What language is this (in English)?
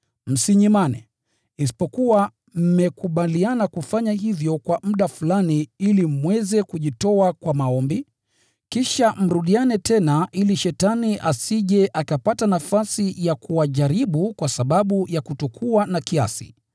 Swahili